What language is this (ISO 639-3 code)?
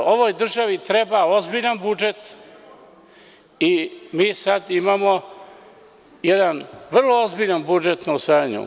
srp